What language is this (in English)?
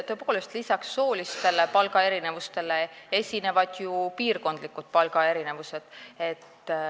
Estonian